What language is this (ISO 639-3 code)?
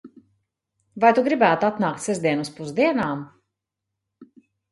lav